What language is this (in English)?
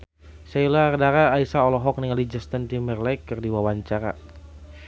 Sundanese